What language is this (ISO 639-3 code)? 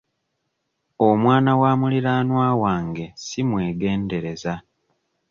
lug